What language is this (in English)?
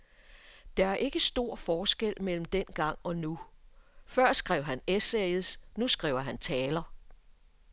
Danish